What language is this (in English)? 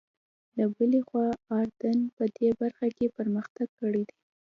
Pashto